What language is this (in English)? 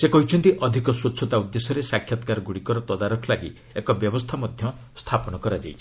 Odia